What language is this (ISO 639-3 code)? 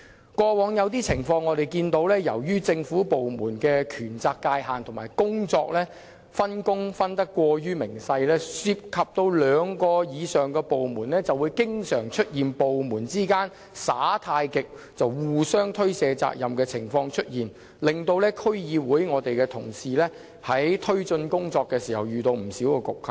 yue